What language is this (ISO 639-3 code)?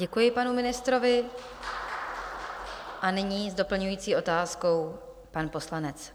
ces